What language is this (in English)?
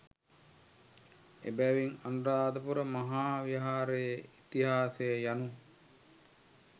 Sinhala